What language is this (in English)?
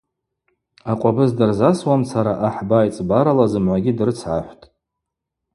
Abaza